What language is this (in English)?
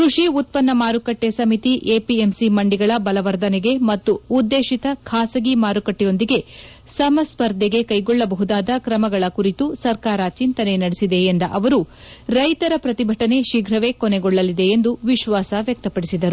Kannada